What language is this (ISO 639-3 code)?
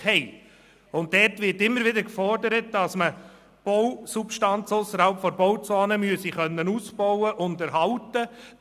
gsw